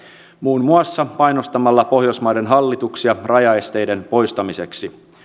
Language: Finnish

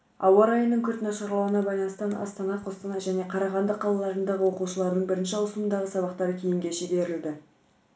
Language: Kazakh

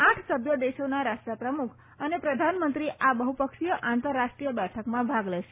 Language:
Gujarati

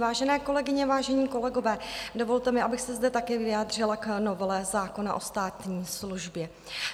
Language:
Czech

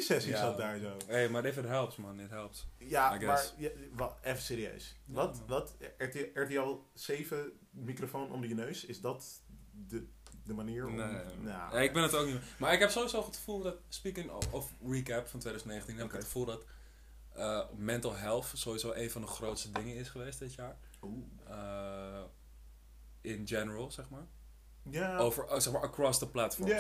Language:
Dutch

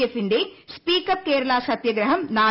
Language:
Malayalam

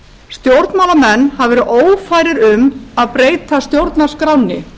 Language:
Icelandic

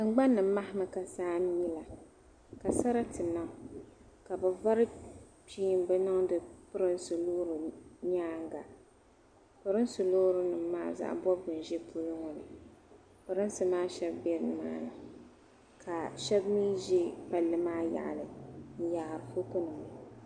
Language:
Dagbani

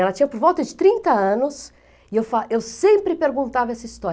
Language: Portuguese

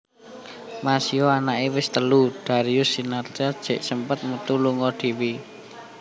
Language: Javanese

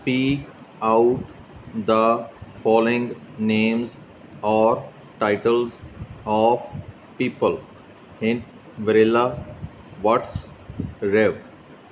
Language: Punjabi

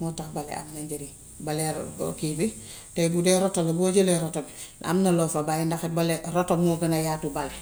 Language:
Gambian Wolof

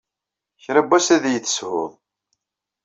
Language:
Kabyle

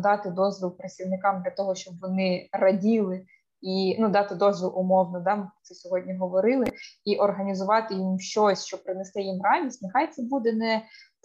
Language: Ukrainian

